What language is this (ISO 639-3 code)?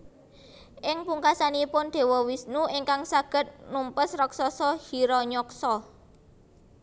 jav